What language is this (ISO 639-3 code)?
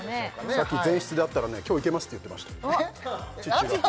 jpn